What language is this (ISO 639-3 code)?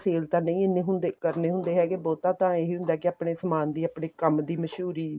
pan